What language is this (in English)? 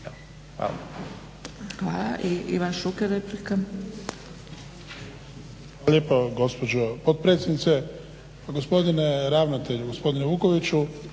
Croatian